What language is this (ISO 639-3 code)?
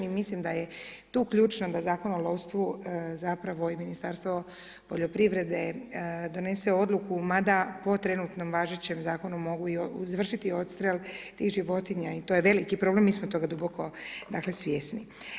hrv